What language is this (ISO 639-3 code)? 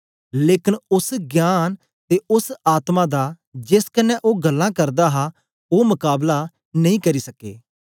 doi